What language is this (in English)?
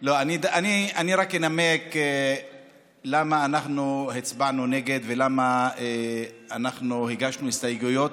Hebrew